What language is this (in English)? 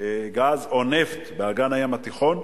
Hebrew